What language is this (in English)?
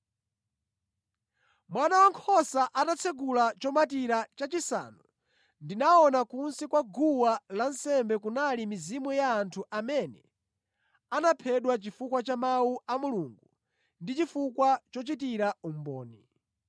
Nyanja